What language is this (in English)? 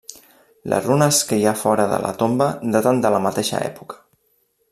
Catalan